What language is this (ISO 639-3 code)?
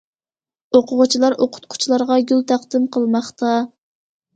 uig